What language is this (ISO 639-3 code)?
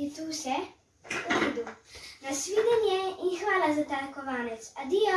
slv